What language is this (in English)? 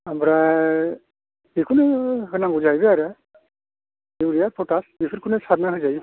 Bodo